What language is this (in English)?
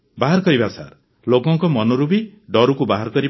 Odia